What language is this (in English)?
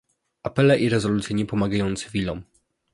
Polish